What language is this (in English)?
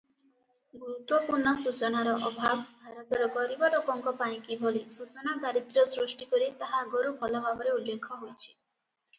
Odia